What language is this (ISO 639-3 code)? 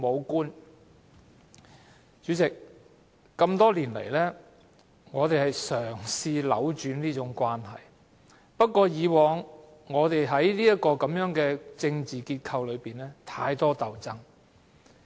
yue